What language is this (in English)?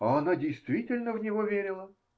Russian